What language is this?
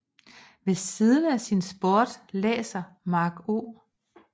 Danish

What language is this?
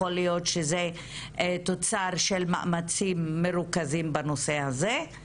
Hebrew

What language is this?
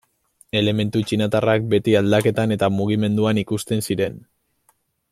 Basque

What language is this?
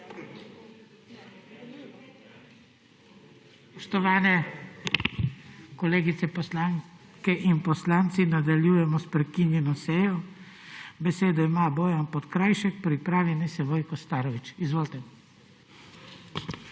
Slovenian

